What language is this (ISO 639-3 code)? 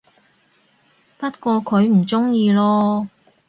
yue